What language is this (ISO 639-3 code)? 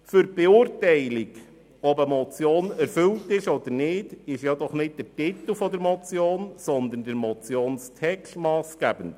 gsw